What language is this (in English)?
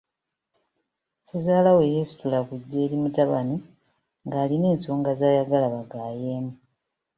Ganda